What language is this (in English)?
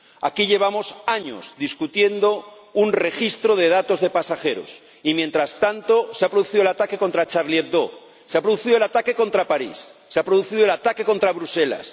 Spanish